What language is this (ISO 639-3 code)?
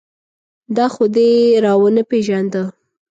pus